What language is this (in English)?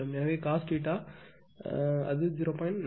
Tamil